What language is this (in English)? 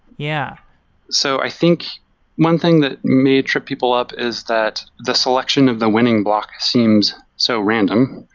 English